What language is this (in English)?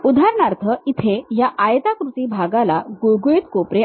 Marathi